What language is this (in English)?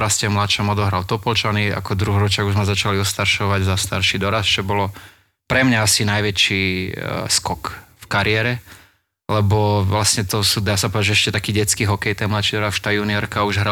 Slovak